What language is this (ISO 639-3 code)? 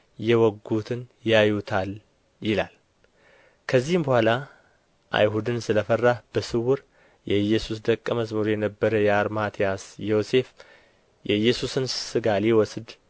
amh